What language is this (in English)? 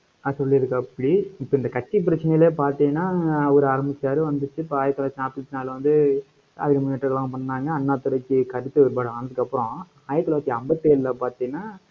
Tamil